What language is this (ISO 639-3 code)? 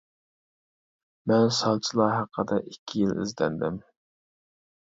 uig